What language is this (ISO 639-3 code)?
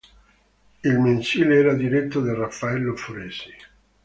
ita